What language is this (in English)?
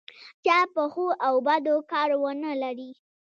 Pashto